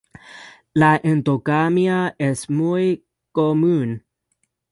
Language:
Spanish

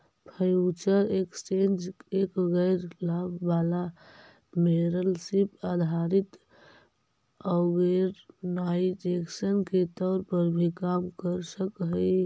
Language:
Magahi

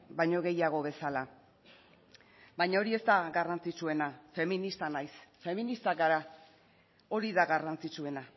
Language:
Basque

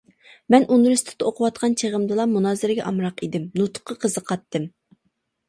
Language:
Uyghur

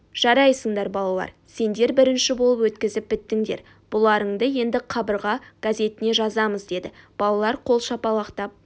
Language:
Kazakh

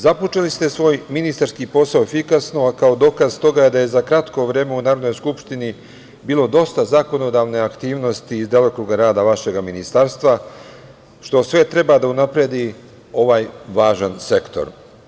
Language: Serbian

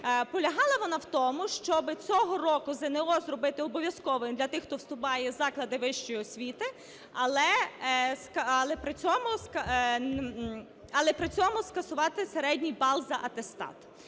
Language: Ukrainian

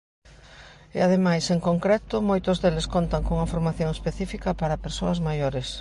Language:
Galician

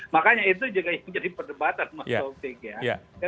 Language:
Indonesian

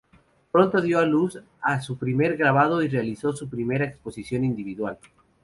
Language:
Spanish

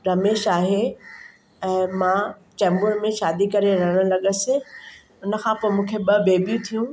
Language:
Sindhi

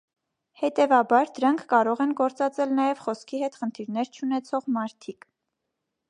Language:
Armenian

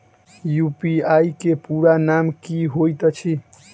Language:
Maithili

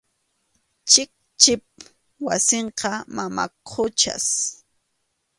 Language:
Arequipa-La Unión Quechua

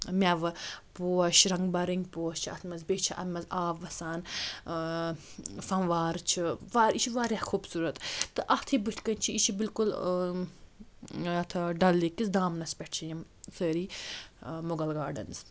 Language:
Kashmiri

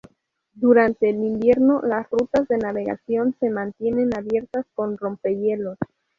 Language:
Spanish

